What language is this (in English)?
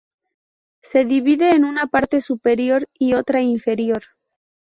Spanish